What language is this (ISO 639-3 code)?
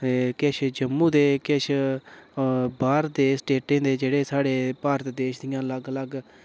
doi